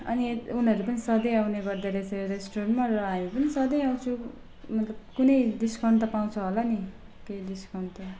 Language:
Nepali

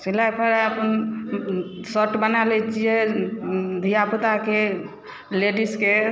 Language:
Maithili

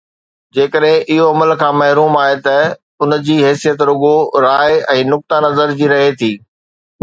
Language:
Sindhi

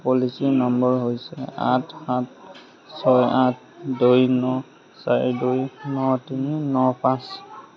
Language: Assamese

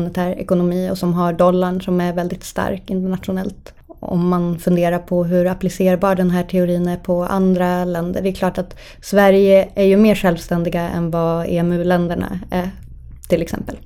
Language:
Swedish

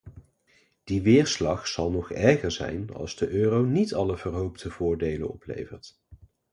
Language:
Dutch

